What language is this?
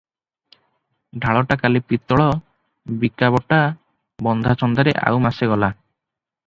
Odia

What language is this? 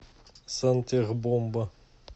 Russian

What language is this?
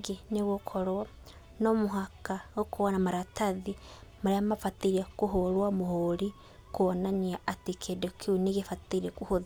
Kikuyu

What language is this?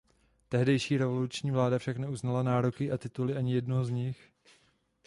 Czech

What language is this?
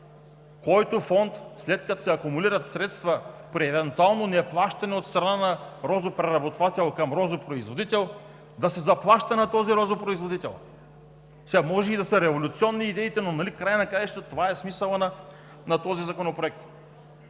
Bulgarian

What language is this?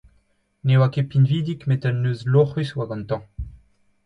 Breton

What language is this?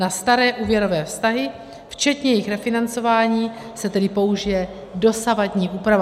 Czech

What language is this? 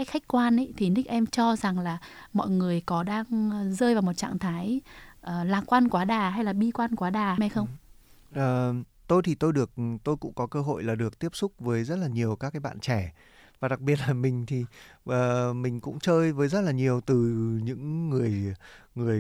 Vietnamese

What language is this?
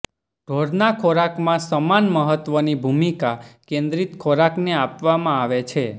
Gujarati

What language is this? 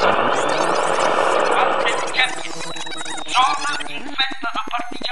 Italian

